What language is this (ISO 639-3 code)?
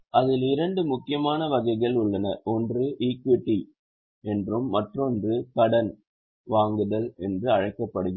tam